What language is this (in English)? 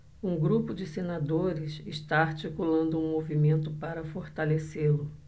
Portuguese